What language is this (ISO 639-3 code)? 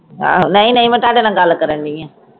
pan